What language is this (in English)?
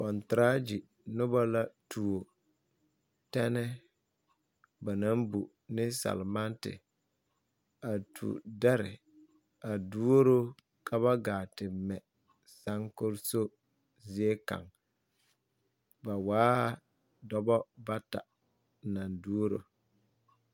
Southern Dagaare